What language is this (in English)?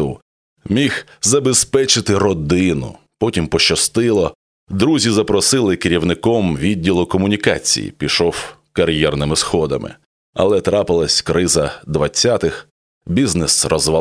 Ukrainian